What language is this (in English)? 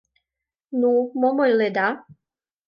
Mari